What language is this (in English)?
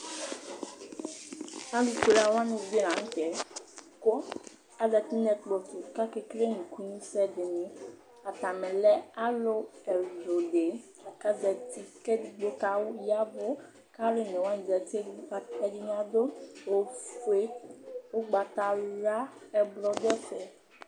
Ikposo